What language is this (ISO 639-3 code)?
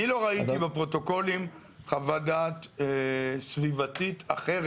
heb